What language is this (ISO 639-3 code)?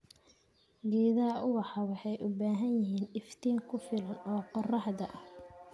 som